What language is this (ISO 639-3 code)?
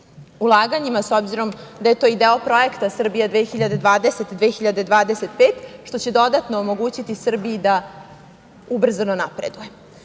srp